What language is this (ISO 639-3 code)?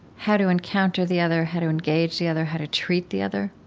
eng